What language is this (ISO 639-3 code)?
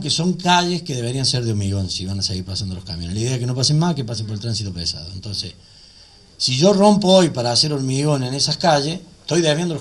spa